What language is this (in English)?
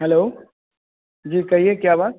Hindi